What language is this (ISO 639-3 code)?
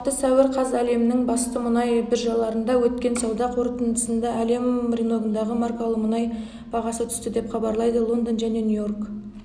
kaz